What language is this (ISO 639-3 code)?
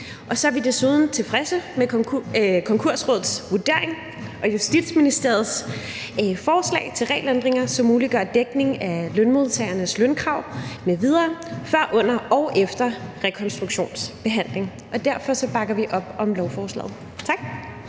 dan